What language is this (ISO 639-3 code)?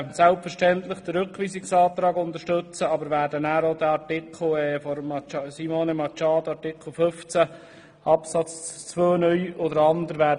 gsw